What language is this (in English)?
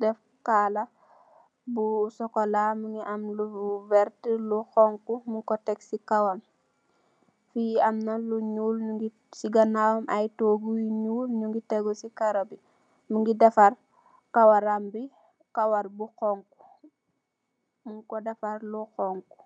Wolof